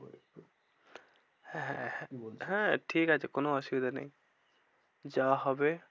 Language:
Bangla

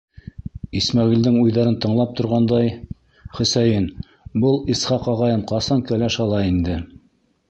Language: Bashkir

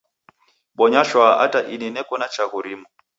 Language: Taita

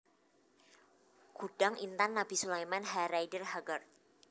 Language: Javanese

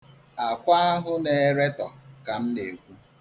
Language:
Igbo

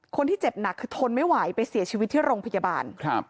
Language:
Thai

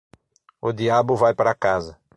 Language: Portuguese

